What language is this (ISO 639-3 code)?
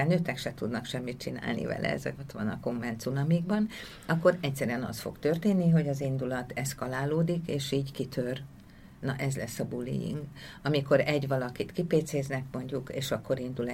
hun